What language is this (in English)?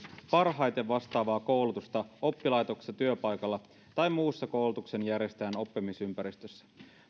Finnish